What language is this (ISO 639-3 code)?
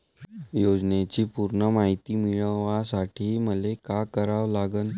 mar